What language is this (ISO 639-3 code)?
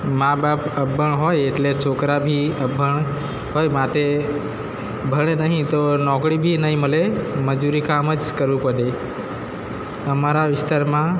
guj